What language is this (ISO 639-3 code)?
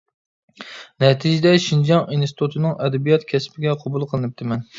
uig